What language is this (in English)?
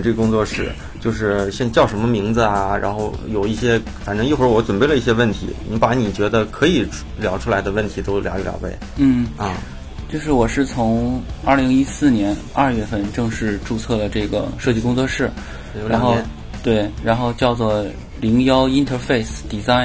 Chinese